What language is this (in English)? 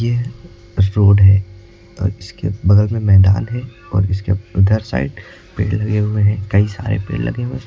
Hindi